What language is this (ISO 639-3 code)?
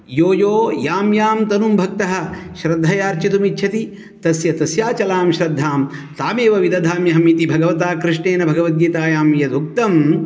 san